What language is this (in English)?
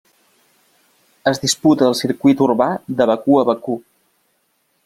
Catalan